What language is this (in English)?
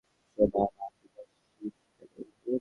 Bangla